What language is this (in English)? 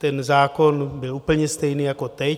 Czech